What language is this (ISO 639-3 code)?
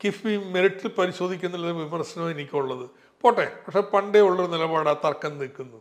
mal